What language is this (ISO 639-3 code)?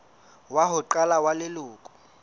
sot